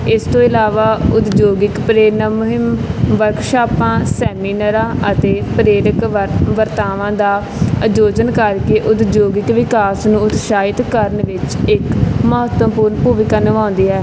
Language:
Punjabi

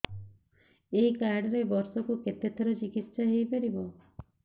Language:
Odia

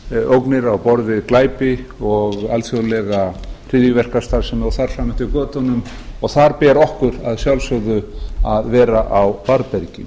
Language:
Icelandic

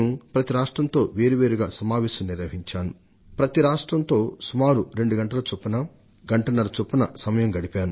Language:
Telugu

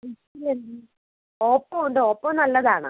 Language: Malayalam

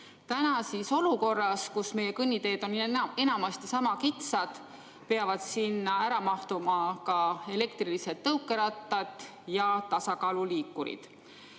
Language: Estonian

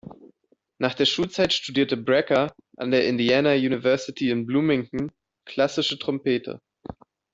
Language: German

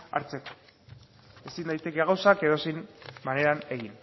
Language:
Basque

